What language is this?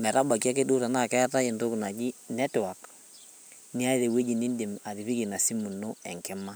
Masai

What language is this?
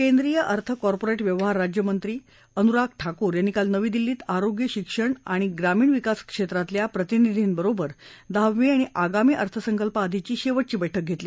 Marathi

